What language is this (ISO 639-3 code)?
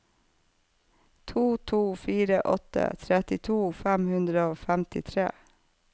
nor